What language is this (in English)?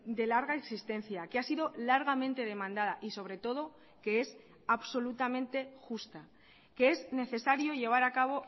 Spanish